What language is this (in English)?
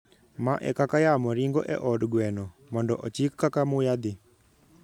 Luo (Kenya and Tanzania)